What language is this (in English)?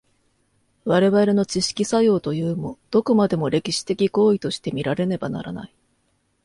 Japanese